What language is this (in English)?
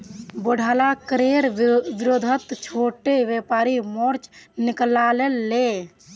Magahi